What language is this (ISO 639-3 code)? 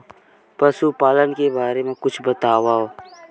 hne